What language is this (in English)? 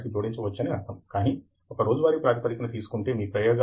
Telugu